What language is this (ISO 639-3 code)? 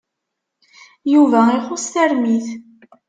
kab